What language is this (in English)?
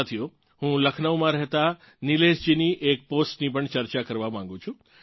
Gujarati